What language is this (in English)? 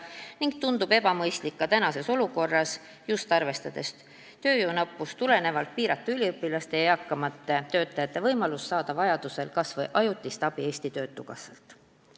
Estonian